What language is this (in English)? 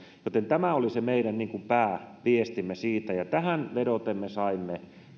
Finnish